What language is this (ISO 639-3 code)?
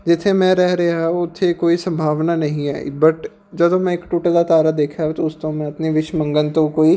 pan